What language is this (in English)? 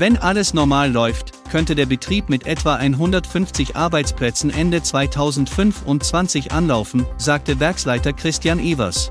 German